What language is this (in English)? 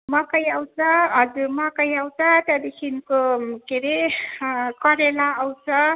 Nepali